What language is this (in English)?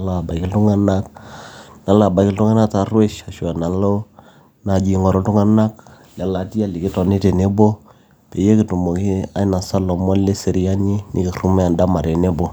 Masai